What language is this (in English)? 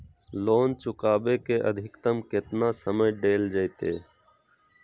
Magahi